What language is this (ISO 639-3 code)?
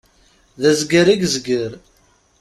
kab